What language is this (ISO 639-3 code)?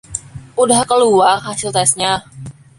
ind